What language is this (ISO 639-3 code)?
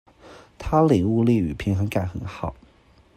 zho